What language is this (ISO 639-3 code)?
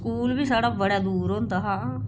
doi